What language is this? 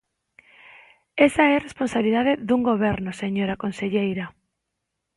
Galician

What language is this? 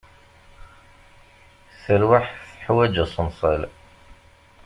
Kabyle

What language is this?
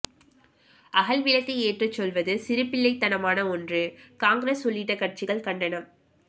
Tamil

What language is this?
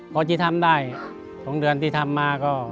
Thai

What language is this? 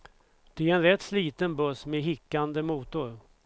Swedish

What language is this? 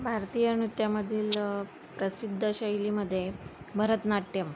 Marathi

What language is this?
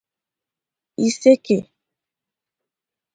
Igbo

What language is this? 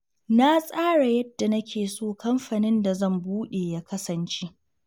Hausa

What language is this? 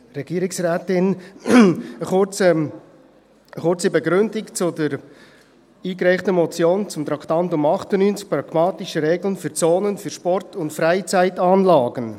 Swiss German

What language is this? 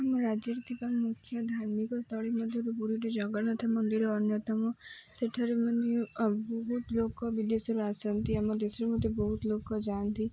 Odia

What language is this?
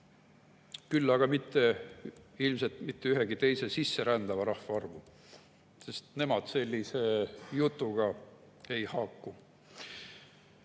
Estonian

